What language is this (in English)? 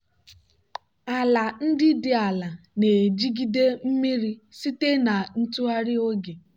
Igbo